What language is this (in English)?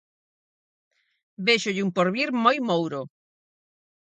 Galician